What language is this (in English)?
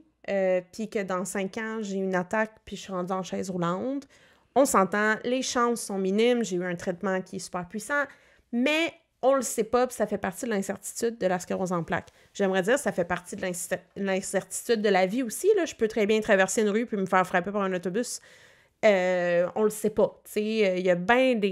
French